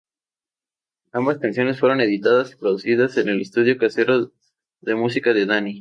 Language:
Spanish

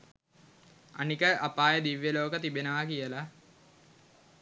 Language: Sinhala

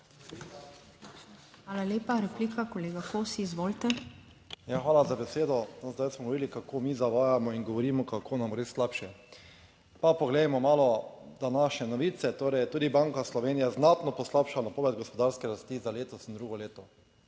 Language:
Slovenian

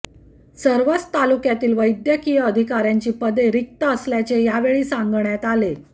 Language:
Marathi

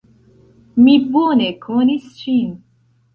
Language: Esperanto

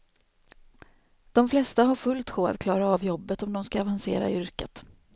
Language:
Swedish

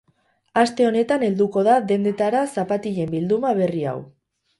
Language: Basque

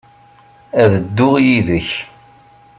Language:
Kabyle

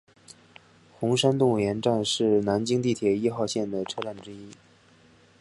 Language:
Chinese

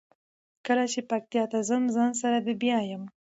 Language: Pashto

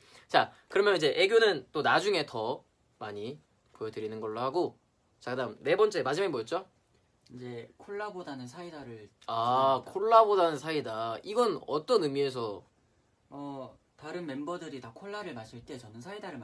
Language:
Korean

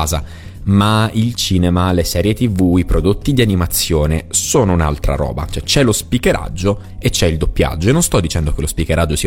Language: Italian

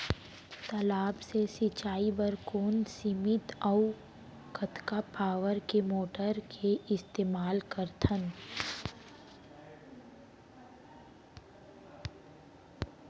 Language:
Chhattisgarhi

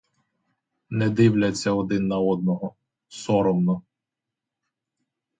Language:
Ukrainian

